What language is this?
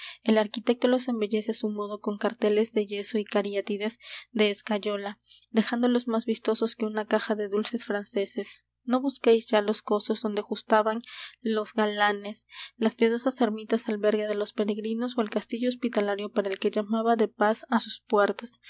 Spanish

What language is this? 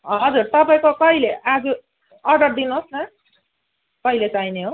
Nepali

